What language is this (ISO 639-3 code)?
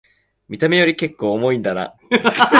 jpn